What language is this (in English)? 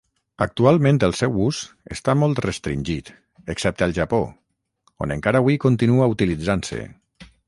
Catalan